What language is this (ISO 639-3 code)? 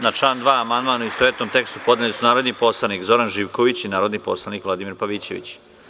srp